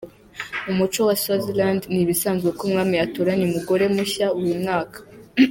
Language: Kinyarwanda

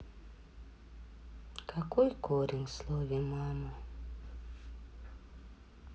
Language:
Russian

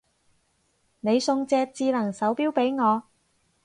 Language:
Cantonese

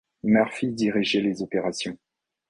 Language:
French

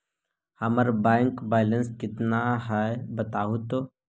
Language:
Magahi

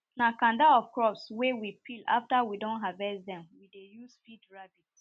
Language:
Nigerian Pidgin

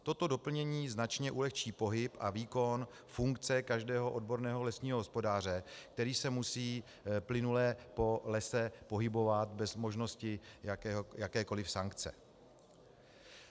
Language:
Czech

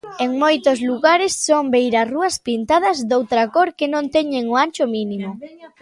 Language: Galician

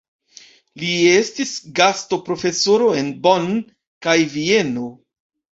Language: Esperanto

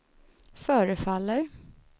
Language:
Swedish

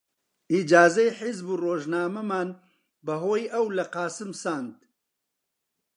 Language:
Central Kurdish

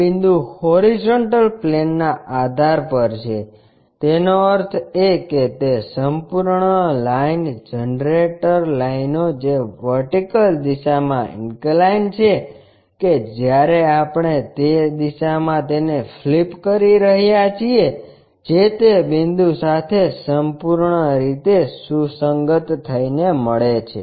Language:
Gujarati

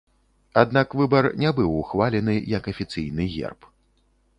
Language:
Belarusian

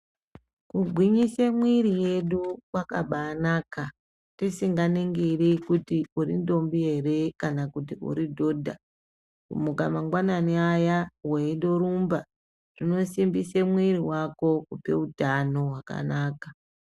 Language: Ndau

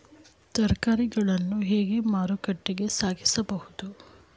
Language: Kannada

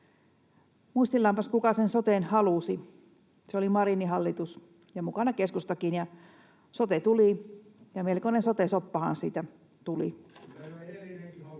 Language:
Finnish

